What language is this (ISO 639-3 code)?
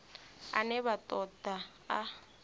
ven